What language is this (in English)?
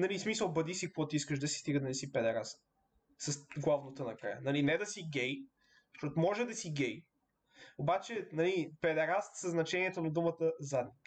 Bulgarian